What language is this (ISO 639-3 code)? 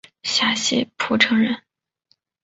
zho